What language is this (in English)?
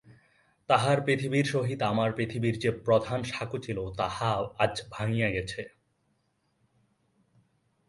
Bangla